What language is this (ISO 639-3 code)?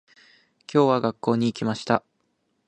jpn